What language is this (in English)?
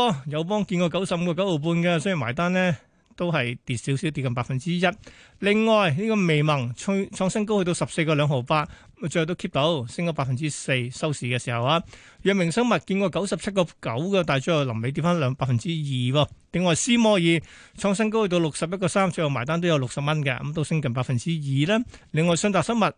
Chinese